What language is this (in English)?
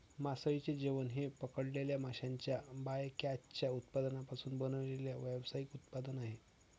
Marathi